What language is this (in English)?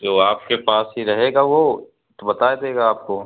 Hindi